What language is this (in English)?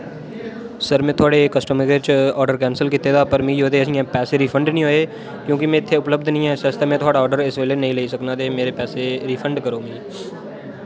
Dogri